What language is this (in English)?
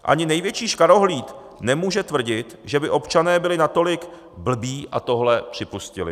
Czech